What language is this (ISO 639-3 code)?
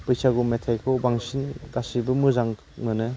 brx